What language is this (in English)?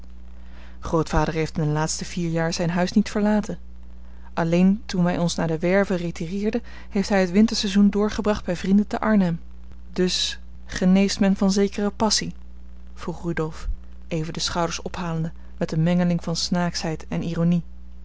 Dutch